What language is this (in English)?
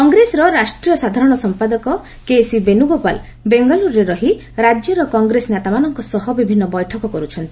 Odia